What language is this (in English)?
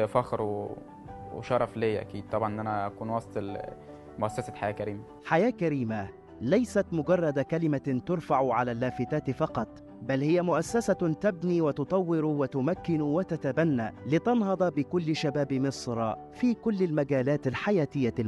Arabic